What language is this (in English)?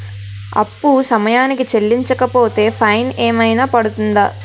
Telugu